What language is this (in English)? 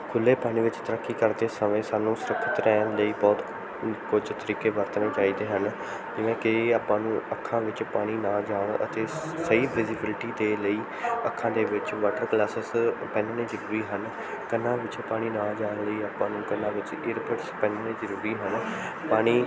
Punjabi